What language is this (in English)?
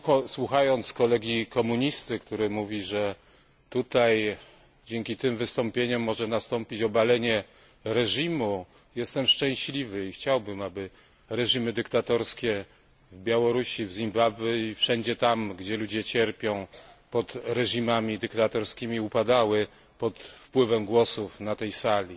Polish